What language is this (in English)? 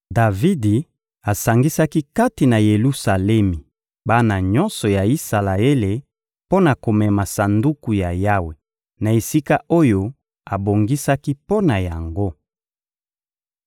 Lingala